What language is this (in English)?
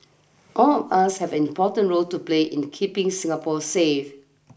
English